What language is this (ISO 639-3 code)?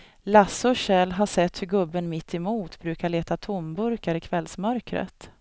swe